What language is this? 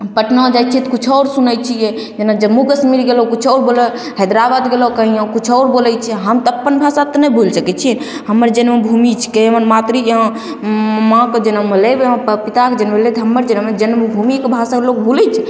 Maithili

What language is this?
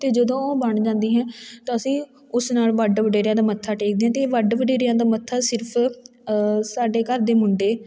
Punjabi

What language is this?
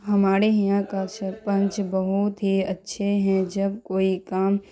Urdu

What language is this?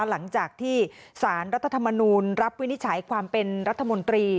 Thai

